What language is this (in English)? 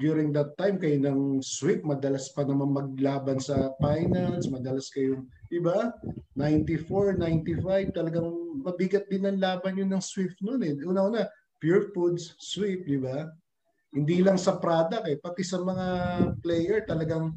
Filipino